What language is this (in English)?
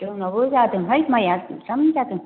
Bodo